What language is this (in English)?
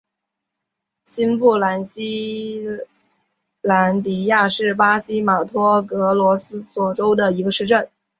Chinese